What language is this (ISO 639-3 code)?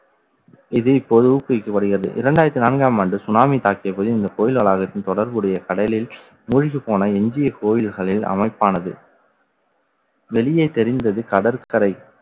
tam